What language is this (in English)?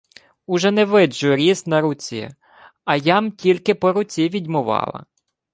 Ukrainian